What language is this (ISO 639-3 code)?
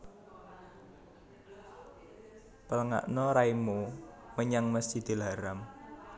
jav